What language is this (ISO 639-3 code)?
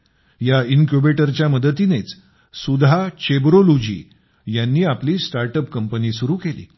mar